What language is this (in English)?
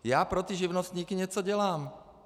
Czech